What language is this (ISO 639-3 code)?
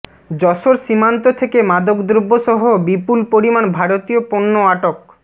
ben